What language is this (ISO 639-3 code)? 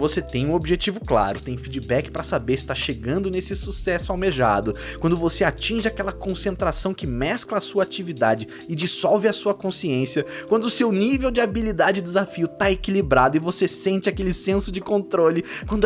por